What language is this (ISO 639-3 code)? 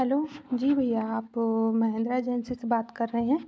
hin